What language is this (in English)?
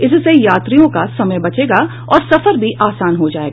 Hindi